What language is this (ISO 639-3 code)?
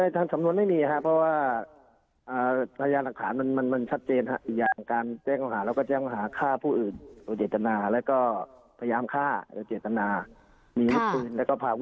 tha